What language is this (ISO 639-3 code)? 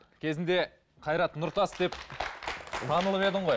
kaz